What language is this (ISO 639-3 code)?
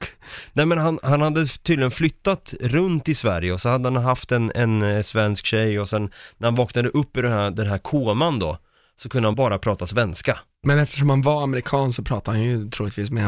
swe